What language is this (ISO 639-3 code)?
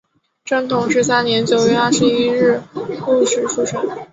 zho